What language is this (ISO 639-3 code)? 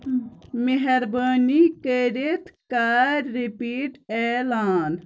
kas